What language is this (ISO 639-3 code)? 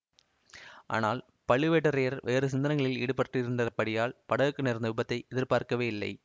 tam